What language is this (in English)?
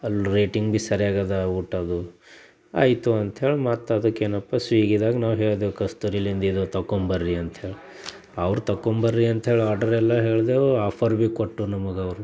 Kannada